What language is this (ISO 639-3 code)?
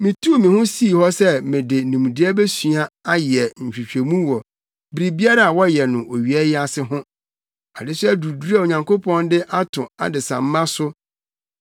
aka